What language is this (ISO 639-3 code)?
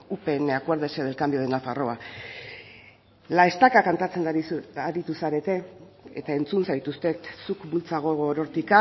eus